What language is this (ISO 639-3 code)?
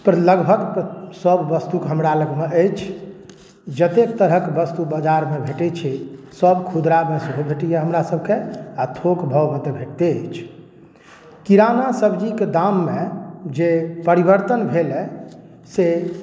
mai